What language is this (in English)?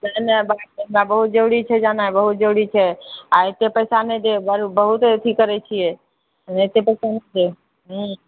Maithili